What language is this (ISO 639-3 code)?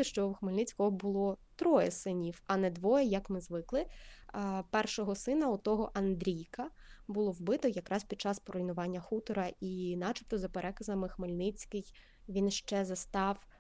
ukr